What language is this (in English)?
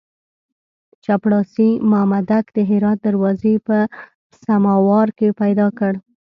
Pashto